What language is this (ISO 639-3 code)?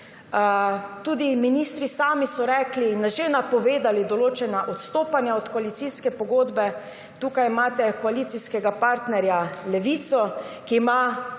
slv